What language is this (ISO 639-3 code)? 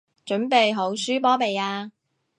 yue